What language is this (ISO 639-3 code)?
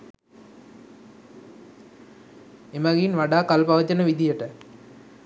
sin